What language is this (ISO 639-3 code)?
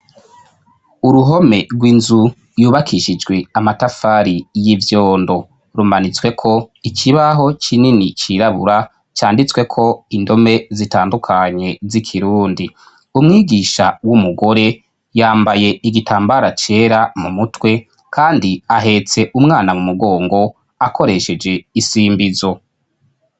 run